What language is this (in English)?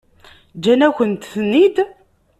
Kabyle